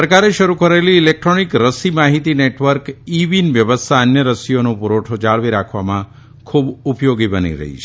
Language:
Gujarati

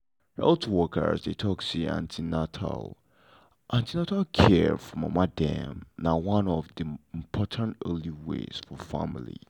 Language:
Nigerian Pidgin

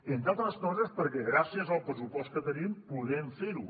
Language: Catalan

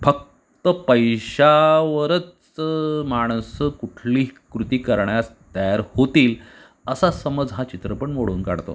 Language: Marathi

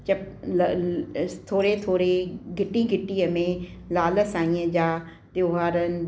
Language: Sindhi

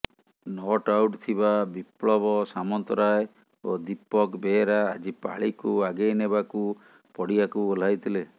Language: Odia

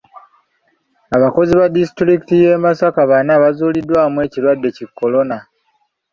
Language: Ganda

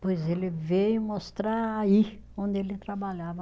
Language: Portuguese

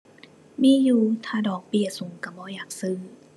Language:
Thai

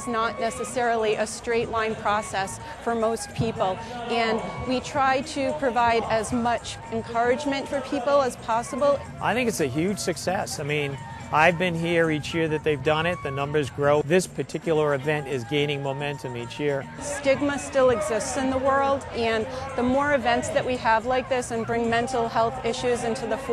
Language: English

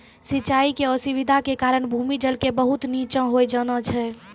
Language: Maithili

